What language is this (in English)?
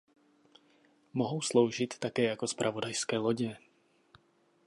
Czech